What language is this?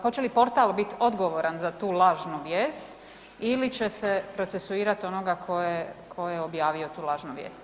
Croatian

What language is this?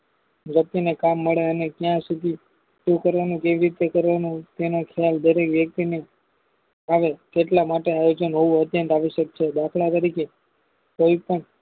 Gujarati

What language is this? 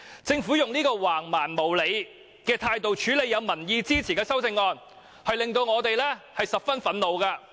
Cantonese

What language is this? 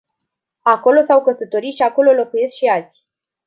Romanian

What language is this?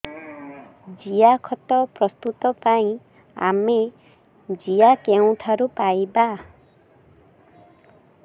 Odia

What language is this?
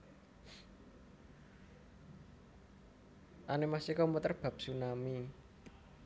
Javanese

